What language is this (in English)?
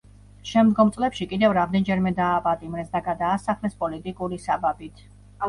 Georgian